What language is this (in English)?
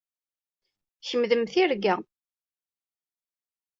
Kabyle